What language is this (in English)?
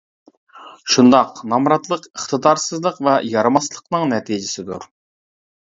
Uyghur